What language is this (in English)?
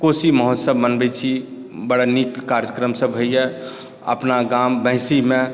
Maithili